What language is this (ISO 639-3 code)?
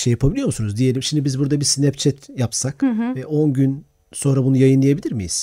tur